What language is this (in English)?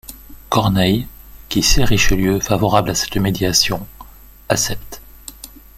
French